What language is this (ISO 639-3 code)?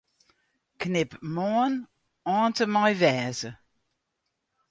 fry